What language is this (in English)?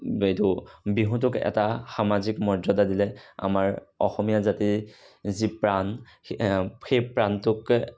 Assamese